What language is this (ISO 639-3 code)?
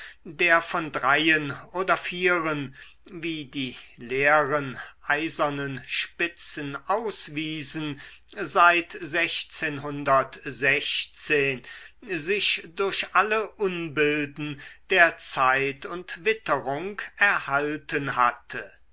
deu